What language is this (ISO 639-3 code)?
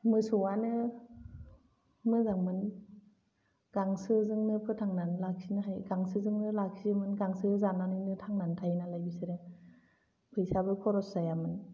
brx